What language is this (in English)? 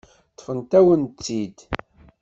Kabyle